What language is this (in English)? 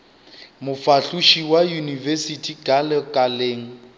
Northern Sotho